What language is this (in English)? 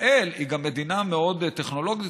Hebrew